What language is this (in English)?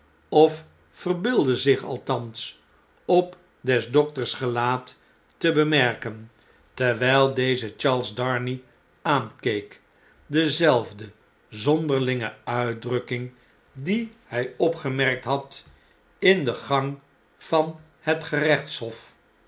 Dutch